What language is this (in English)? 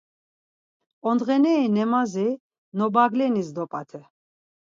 Laz